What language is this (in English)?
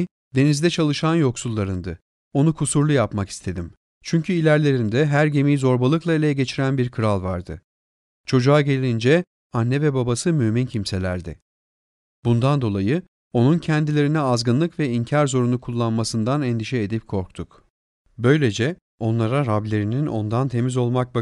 Turkish